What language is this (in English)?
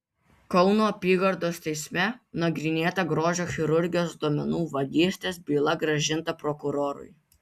Lithuanian